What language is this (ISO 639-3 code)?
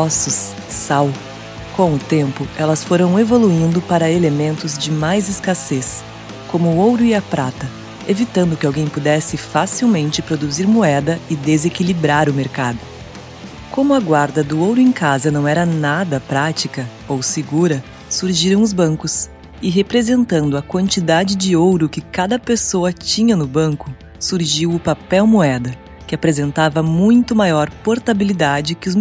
por